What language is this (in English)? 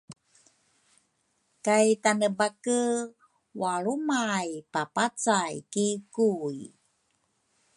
Rukai